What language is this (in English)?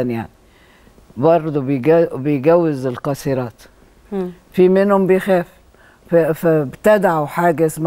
Arabic